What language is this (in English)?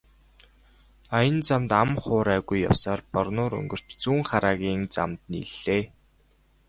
Mongolian